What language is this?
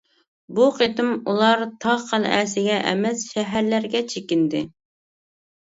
Uyghur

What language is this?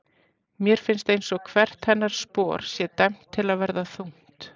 Icelandic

